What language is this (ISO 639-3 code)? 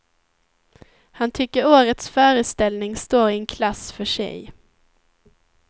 swe